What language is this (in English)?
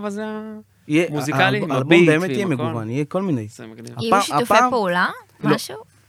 Hebrew